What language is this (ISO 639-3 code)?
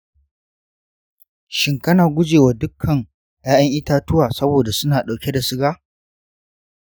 hau